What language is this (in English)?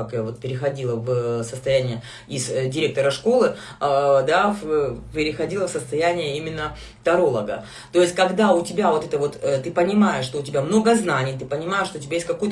Russian